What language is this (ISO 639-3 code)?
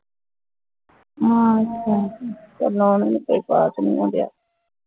pan